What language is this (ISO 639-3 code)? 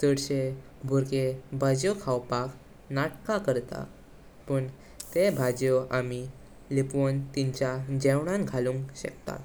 kok